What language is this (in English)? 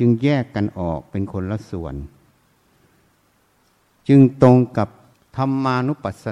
Thai